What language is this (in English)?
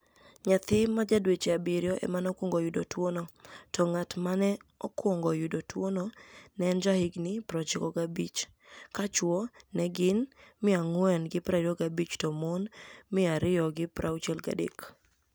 Luo (Kenya and Tanzania)